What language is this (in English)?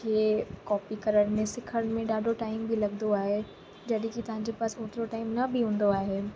Sindhi